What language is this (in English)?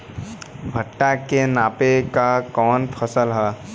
Bhojpuri